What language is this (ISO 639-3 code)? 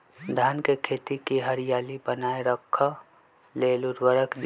mag